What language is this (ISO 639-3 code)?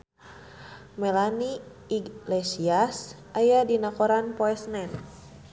sun